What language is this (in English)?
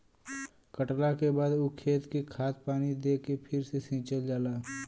Bhojpuri